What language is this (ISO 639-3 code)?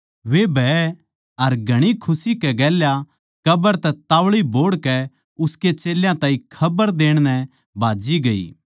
bgc